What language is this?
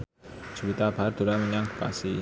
Javanese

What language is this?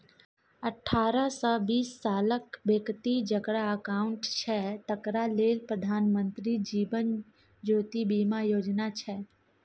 Maithili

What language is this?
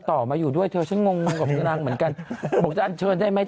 Thai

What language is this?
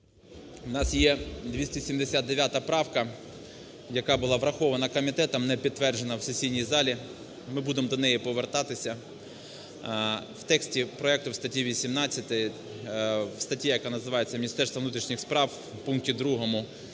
Ukrainian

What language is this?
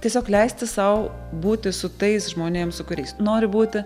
Lithuanian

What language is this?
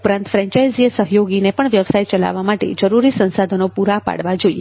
Gujarati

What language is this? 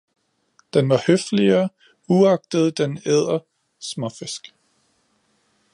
Danish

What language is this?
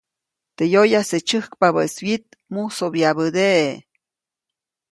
Copainalá Zoque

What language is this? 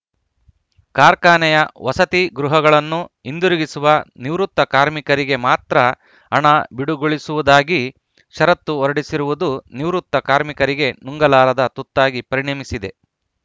Kannada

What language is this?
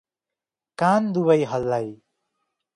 Nepali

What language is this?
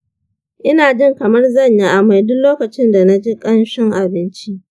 Hausa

